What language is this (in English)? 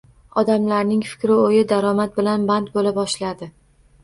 Uzbek